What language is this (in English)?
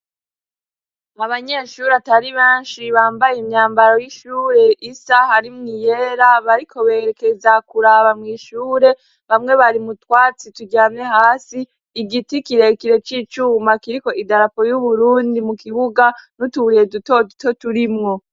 Rundi